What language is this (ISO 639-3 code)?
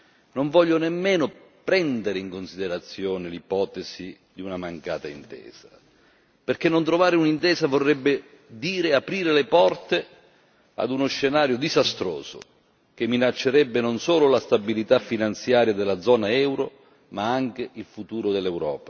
ita